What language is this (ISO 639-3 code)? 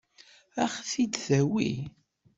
kab